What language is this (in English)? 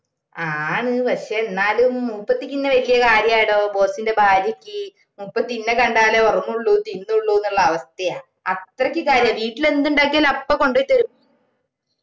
Malayalam